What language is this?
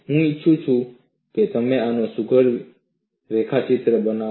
Gujarati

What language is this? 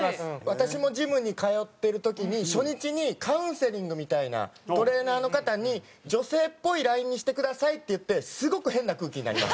Japanese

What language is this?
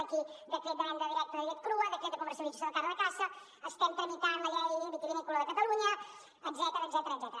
Catalan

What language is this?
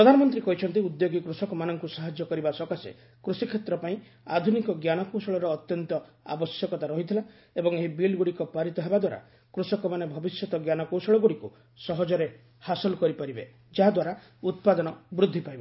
Odia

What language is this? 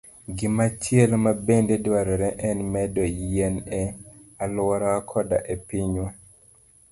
Luo (Kenya and Tanzania)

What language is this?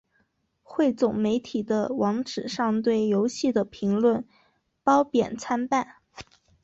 Chinese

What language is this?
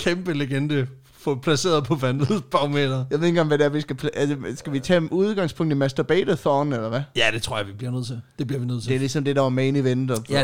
Danish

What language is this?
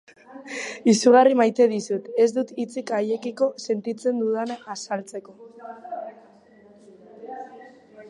Basque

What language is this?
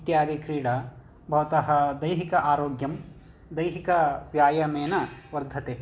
Sanskrit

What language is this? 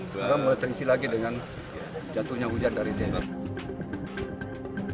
Indonesian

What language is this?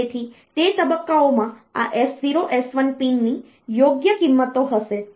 Gujarati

